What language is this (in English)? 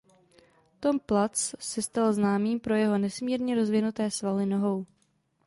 Czech